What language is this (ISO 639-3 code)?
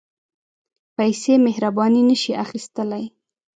pus